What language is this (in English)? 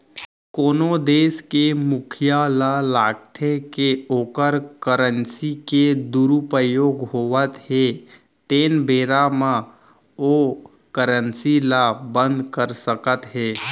Chhattisgarhi